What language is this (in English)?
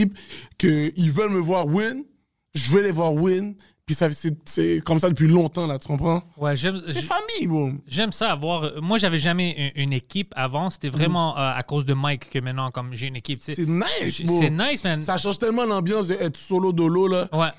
French